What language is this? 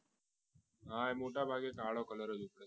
Gujarati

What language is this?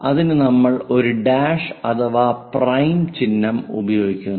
Malayalam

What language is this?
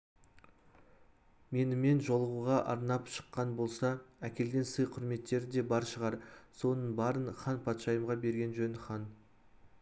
Kazakh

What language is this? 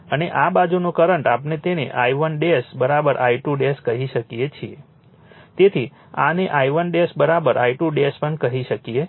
Gujarati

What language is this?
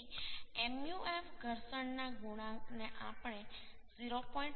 Gujarati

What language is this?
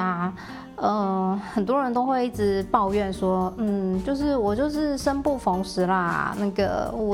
Chinese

